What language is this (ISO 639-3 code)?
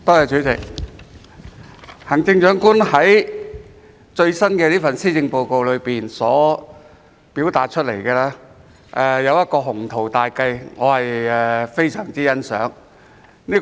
yue